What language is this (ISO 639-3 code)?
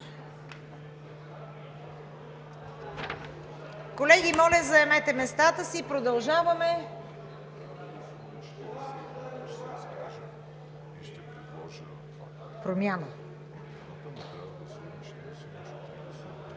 bul